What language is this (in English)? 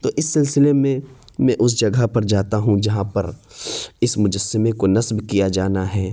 Urdu